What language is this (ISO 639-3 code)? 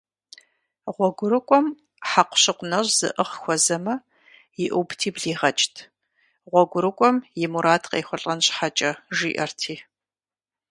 kbd